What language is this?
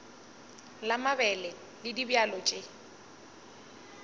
Northern Sotho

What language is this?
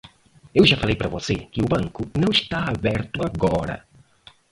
Portuguese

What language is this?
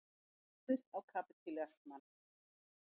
Icelandic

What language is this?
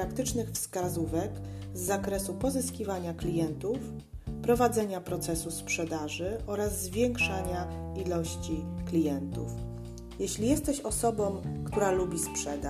Polish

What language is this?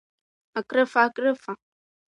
Abkhazian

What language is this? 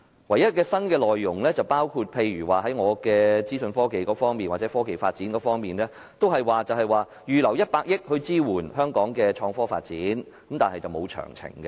Cantonese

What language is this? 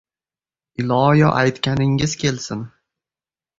Uzbek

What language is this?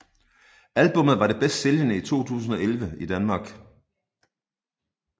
Danish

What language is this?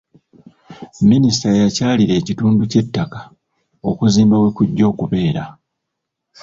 Ganda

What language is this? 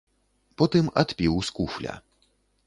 Belarusian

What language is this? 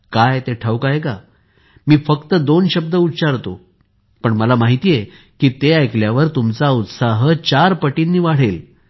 Marathi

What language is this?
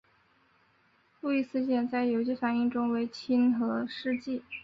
Chinese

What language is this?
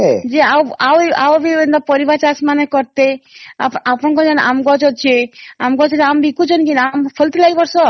Odia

